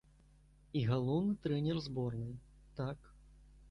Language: Belarusian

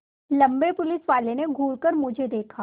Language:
Hindi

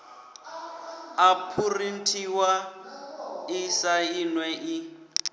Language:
Venda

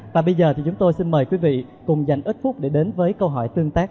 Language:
Vietnamese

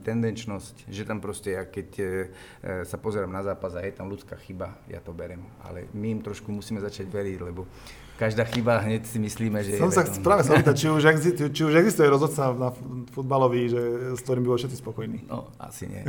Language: Slovak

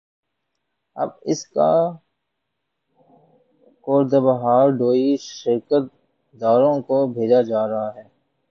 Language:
Urdu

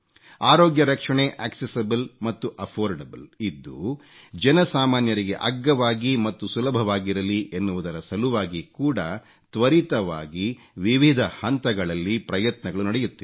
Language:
Kannada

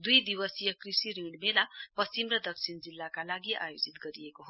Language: Nepali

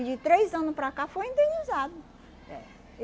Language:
Portuguese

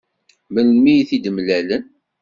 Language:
Kabyle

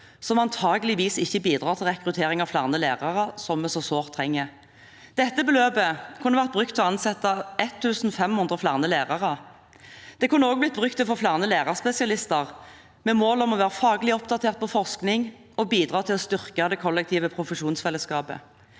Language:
Norwegian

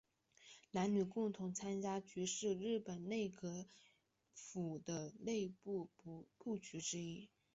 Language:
Chinese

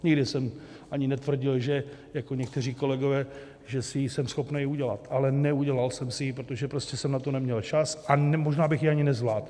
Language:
Czech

